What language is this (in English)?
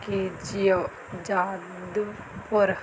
Punjabi